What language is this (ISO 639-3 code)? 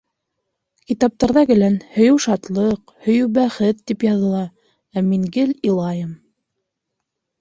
bak